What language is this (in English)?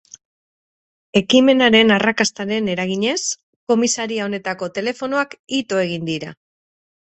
Basque